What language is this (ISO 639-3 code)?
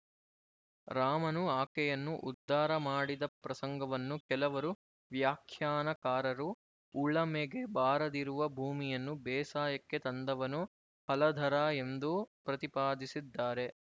kan